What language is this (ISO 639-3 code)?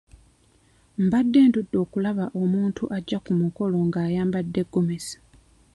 lug